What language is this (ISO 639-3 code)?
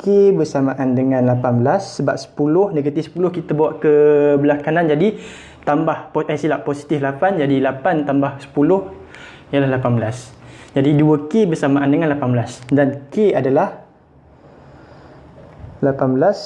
msa